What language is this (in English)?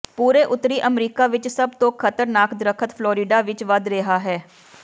Punjabi